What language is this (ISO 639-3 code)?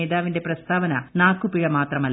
mal